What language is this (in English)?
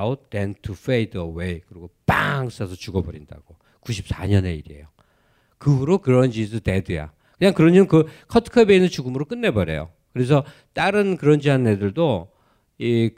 Korean